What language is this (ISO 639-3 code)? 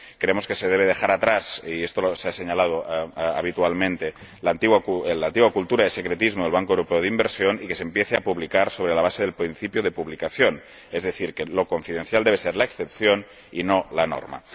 spa